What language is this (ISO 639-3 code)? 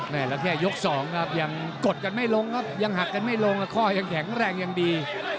tha